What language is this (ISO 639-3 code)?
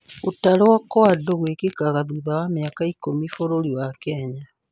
kik